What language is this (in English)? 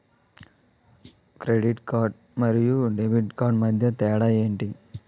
Telugu